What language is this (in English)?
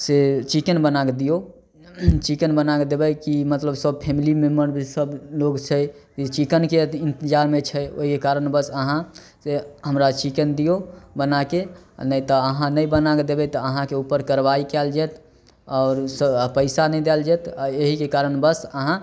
Maithili